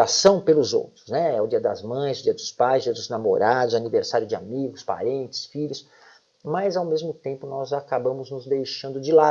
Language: Portuguese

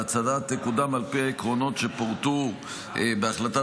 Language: Hebrew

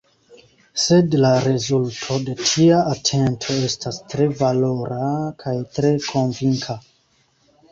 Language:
Esperanto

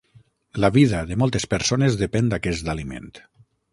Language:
Catalan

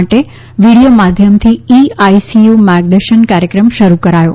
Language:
Gujarati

